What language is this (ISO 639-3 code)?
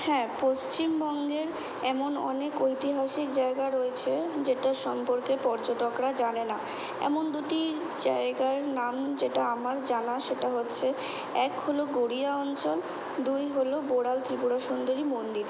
ben